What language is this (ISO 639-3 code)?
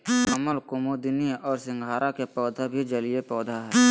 mag